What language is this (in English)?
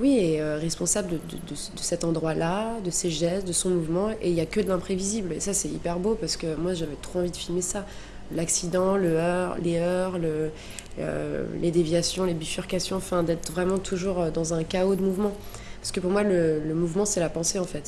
French